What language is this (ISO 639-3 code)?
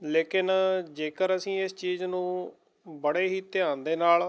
pan